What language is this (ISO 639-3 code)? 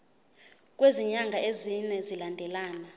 zul